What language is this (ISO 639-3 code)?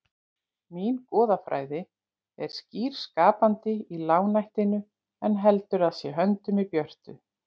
isl